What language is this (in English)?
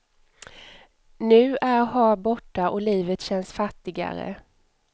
Swedish